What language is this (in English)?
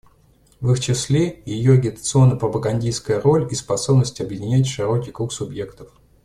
Russian